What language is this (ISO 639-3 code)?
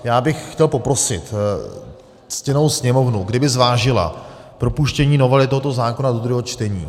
ces